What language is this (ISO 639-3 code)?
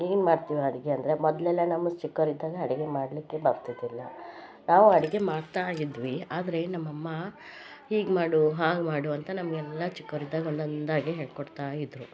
kan